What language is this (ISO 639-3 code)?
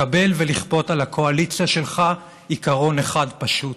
heb